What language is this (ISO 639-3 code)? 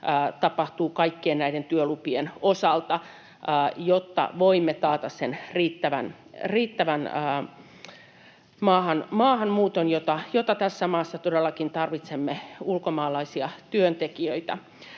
fin